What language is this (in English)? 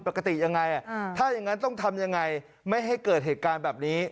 Thai